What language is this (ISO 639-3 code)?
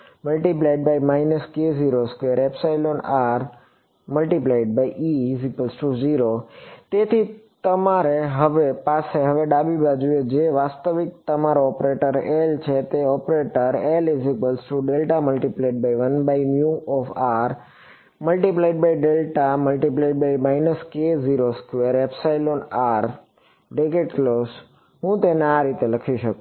guj